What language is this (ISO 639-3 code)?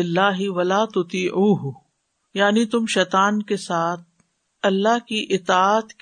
urd